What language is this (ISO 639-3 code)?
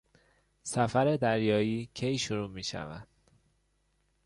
fas